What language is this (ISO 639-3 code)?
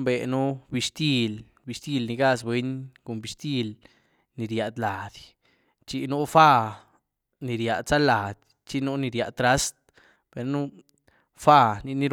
ztu